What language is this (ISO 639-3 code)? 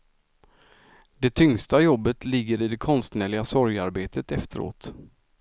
swe